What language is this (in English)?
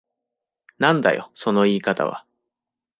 Japanese